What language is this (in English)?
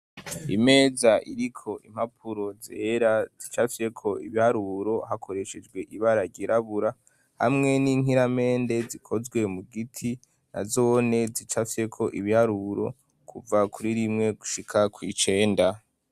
Rundi